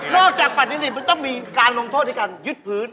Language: Thai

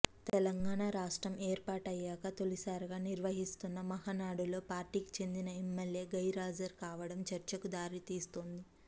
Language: Telugu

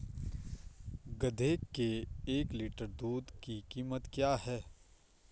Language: Hindi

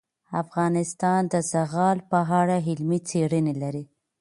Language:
Pashto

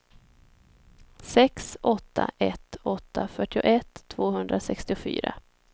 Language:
Swedish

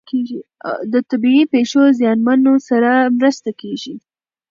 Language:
Pashto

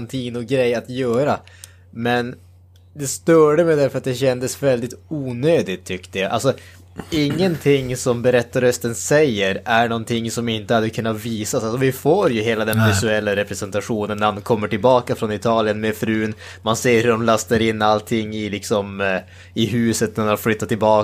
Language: Swedish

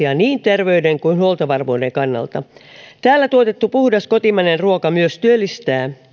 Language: Finnish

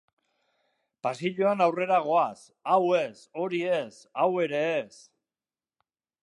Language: Basque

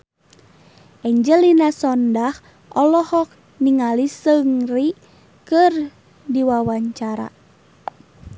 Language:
Sundanese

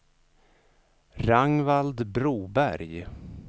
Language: Swedish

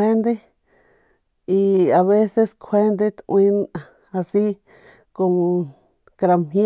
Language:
Northern Pame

